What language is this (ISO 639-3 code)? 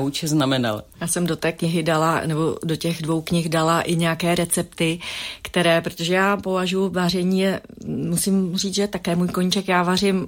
ces